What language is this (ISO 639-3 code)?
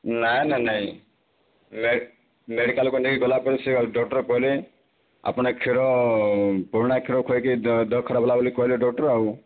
ori